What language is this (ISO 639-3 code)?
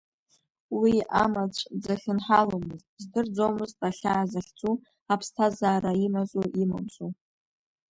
abk